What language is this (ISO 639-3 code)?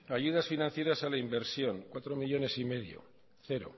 spa